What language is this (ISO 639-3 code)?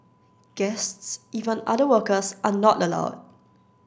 eng